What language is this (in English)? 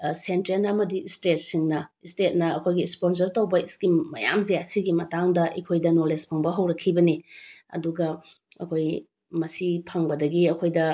Manipuri